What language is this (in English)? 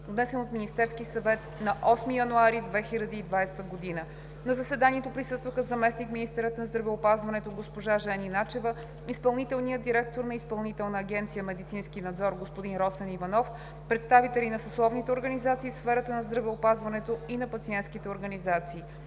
Bulgarian